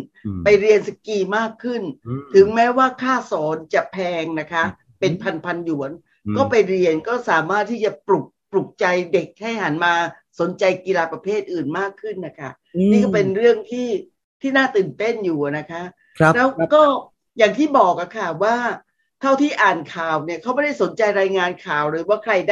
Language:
Thai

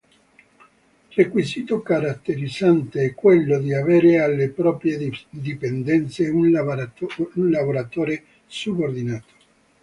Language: Italian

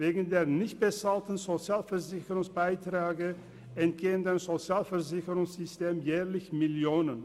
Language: Swiss German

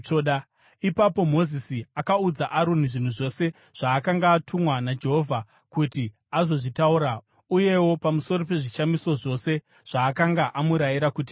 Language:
Shona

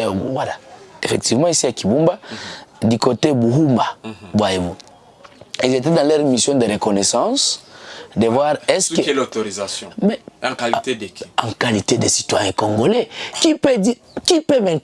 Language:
French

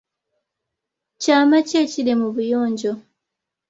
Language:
Ganda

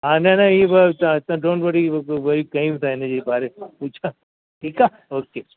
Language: Sindhi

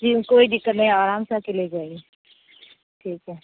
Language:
Urdu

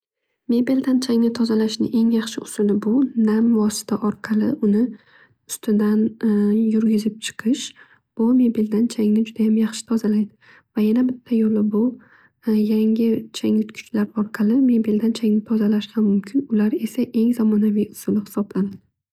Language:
Uzbek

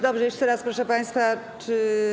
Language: Polish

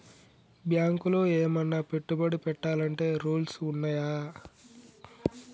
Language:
Telugu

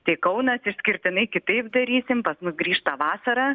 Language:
Lithuanian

